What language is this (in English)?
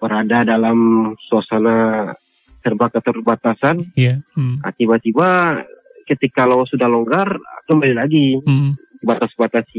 Indonesian